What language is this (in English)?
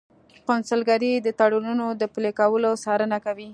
Pashto